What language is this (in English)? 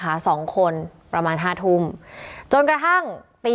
Thai